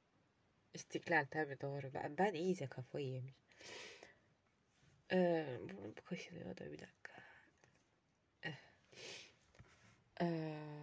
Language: Turkish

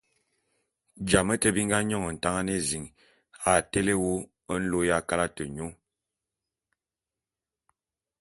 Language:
Bulu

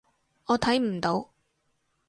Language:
Cantonese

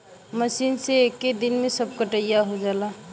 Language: Bhojpuri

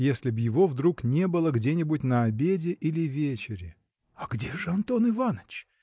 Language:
Russian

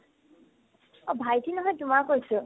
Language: Assamese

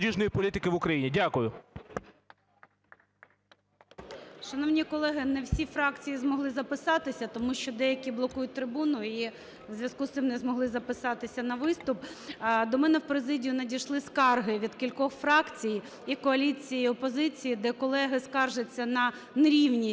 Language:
Ukrainian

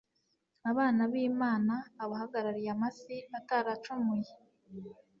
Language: Kinyarwanda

